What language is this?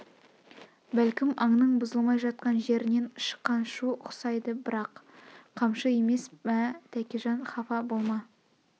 Kazakh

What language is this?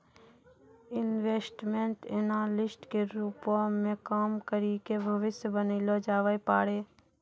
Maithili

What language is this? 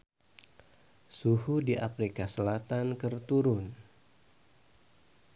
Sundanese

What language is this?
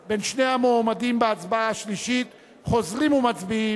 Hebrew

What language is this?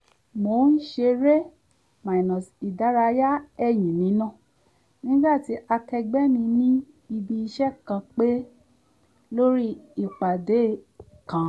Yoruba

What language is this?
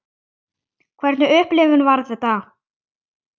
Icelandic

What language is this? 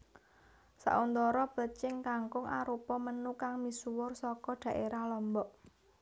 Javanese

